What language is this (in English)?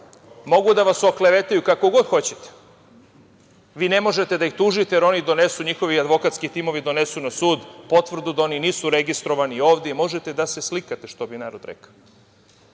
Serbian